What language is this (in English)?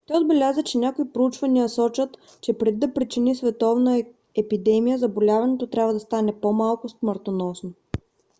Bulgarian